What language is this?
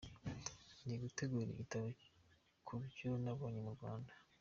Kinyarwanda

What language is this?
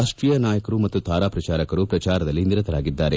Kannada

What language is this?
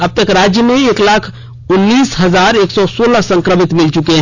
Hindi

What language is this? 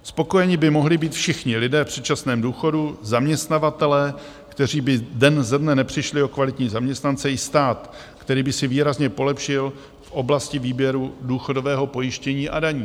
Czech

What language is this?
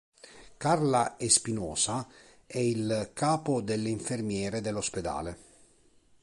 Italian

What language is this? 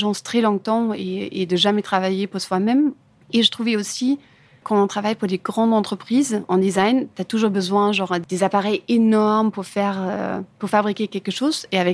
French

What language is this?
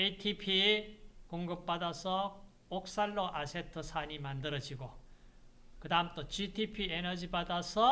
Korean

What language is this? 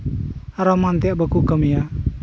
Santali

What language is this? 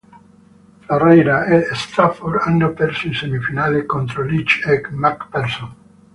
Italian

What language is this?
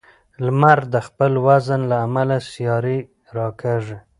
Pashto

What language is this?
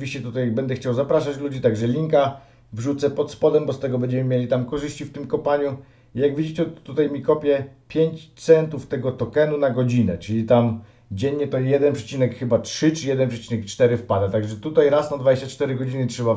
Polish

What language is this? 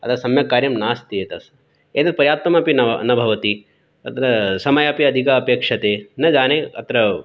Sanskrit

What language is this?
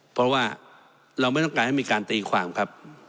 Thai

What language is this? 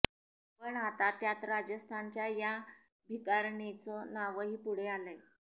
Marathi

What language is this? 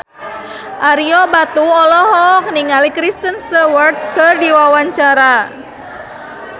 Sundanese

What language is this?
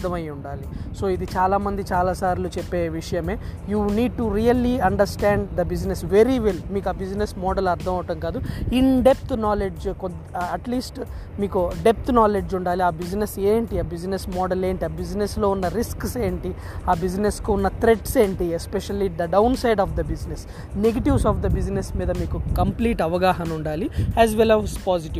Telugu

